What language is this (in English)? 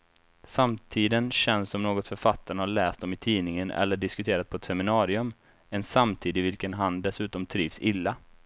Swedish